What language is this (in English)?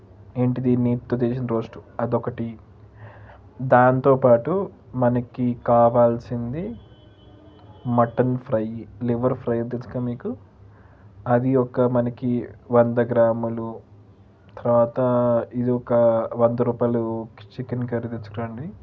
Telugu